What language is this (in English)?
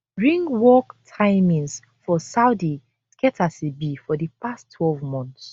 Nigerian Pidgin